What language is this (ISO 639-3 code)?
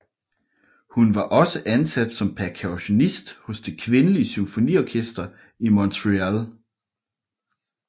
dan